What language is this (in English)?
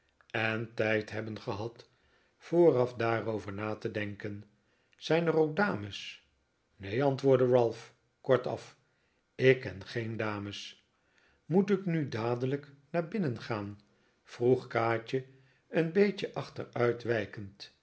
Dutch